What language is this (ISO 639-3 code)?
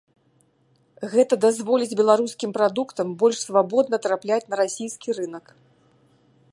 bel